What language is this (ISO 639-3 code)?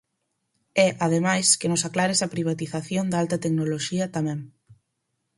glg